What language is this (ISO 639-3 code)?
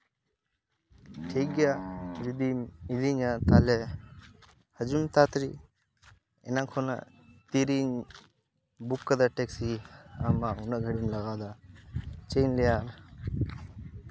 sat